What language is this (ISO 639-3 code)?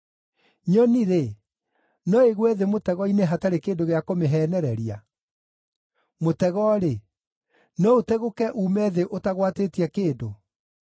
kik